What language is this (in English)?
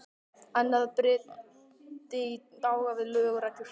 Icelandic